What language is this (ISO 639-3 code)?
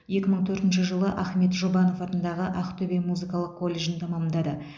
kaz